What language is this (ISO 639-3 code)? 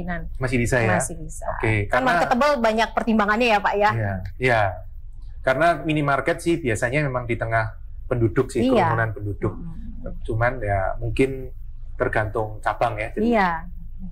ind